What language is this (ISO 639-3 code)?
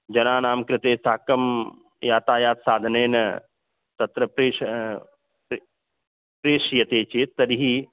san